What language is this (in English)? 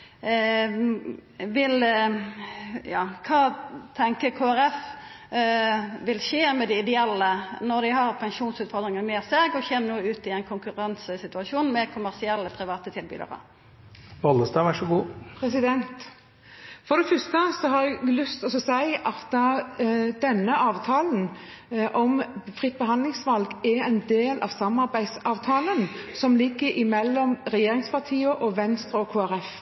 Norwegian